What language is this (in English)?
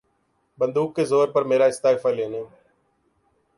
Urdu